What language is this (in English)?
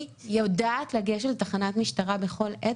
Hebrew